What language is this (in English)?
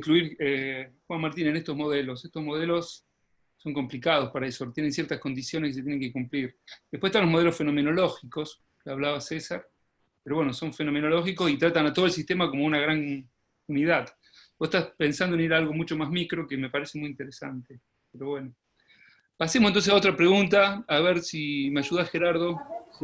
Spanish